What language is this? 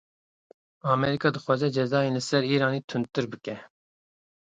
Kurdish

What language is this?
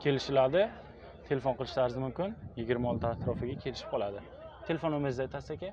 Turkish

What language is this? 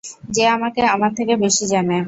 Bangla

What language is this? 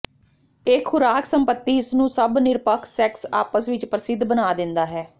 Punjabi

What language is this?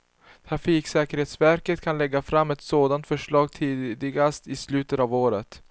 Swedish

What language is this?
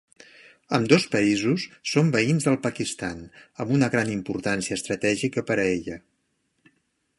Catalan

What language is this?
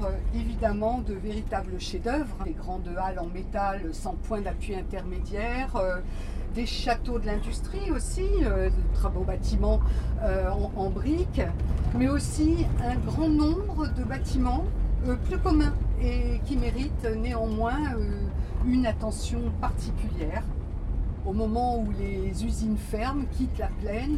French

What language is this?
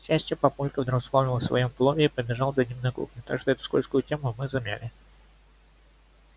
Russian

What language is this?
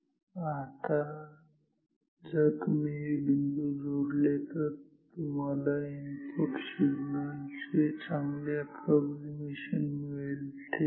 Marathi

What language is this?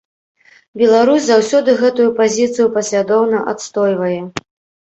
Belarusian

